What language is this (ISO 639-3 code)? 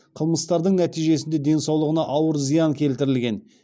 kaz